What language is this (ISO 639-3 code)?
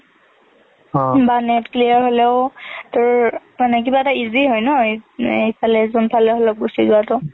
asm